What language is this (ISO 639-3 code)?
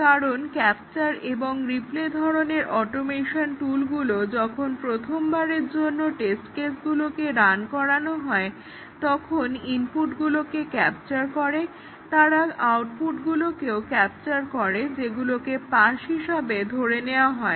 ben